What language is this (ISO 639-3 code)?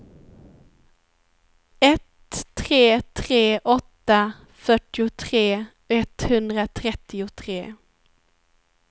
swe